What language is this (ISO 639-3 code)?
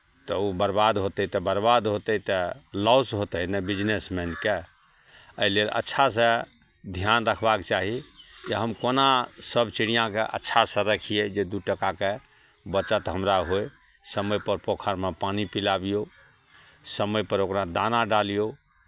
mai